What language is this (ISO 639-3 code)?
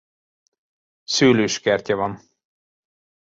hun